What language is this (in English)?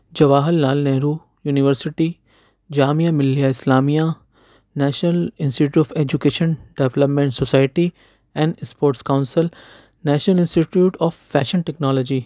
Urdu